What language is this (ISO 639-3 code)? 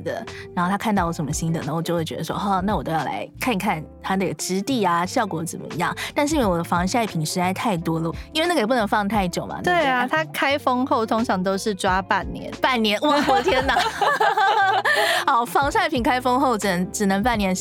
zho